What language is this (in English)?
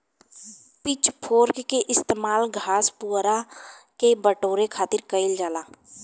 Bhojpuri